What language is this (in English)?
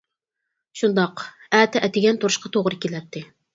Uyghur